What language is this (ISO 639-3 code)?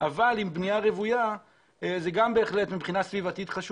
heb